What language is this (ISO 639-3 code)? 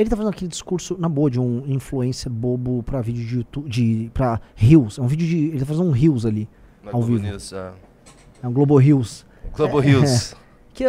por